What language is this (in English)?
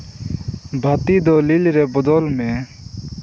Santali